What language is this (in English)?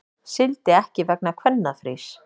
Icelandic